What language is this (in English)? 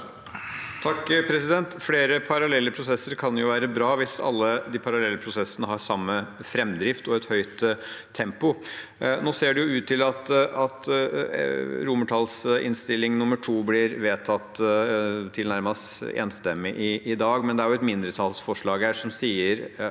Norwegian